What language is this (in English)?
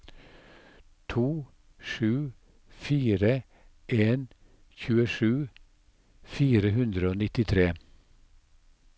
Norwegian